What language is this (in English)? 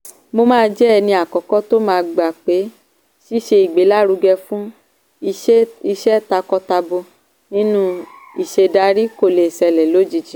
Yoruba